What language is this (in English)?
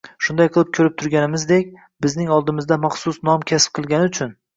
Uzbek